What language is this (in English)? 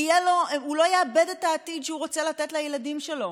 Hebrew